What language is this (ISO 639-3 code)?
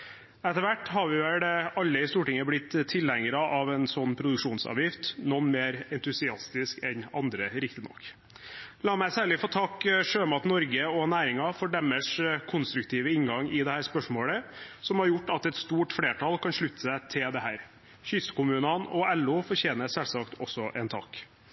nob